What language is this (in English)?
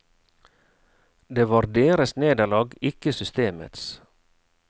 Norwegian